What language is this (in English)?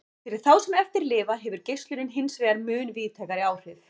Icelandic